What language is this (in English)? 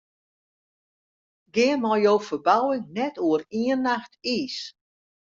Western Frisian